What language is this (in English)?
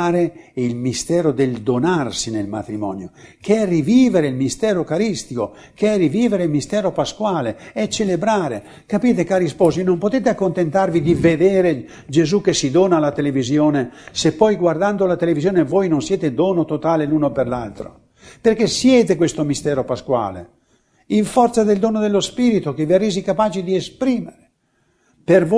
Italian